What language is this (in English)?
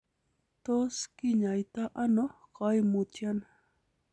Kalenjin